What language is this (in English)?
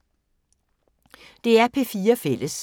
Danish